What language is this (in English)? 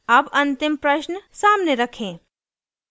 Hindi